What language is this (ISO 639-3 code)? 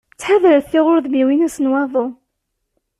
kab